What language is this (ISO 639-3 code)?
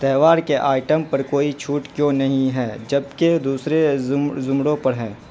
urd